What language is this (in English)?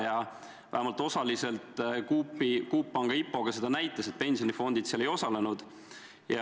Estonian